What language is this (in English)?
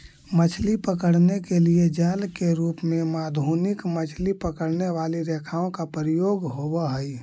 Magahi